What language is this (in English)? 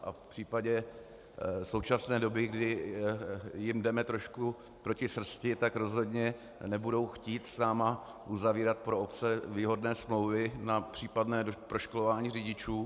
Czech